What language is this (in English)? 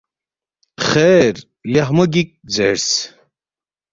Balti